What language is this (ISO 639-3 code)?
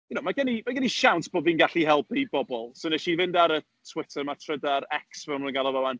cym